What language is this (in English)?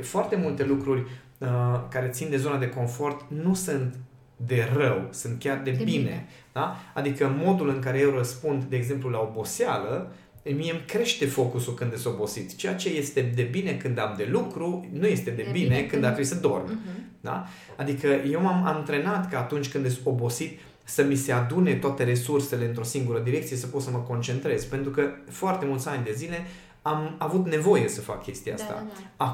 Romanian